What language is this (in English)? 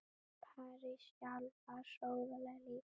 Icelandic